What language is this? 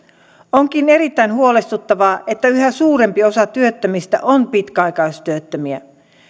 Finnish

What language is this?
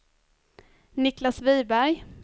Swedish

